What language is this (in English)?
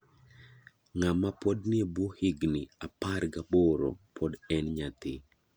Luo (Kenya and Tanzania)